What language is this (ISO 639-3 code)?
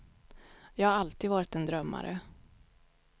swe